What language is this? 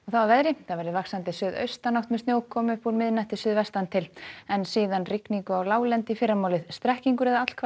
Icelandic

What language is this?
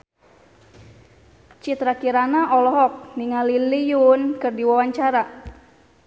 Sundanese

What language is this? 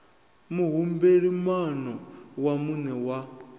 Venda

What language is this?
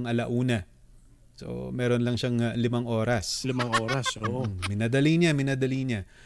Filipino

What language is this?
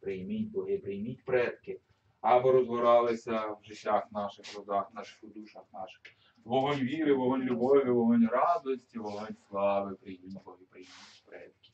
Ukrainian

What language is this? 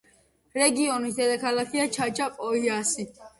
Georgian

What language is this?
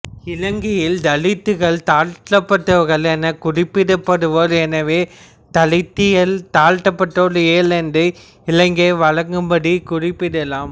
Tamil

